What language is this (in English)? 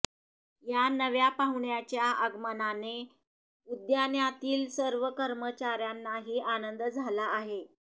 Marathi